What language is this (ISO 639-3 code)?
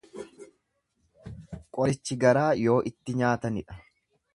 orm